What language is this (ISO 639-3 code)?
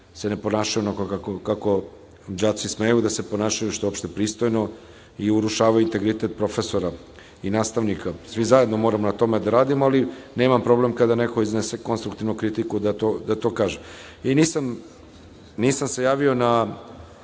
srp